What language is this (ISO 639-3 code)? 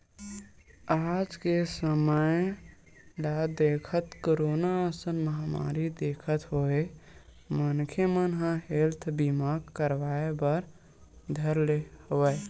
hne